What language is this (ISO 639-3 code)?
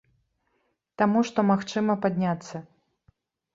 bel